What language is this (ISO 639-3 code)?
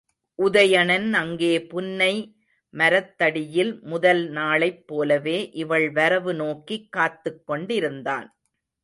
tam